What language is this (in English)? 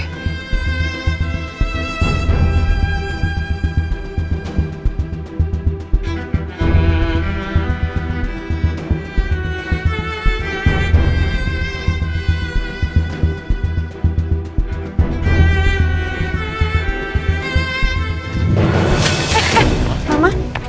Indonesian